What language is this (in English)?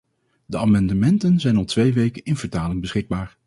Dutch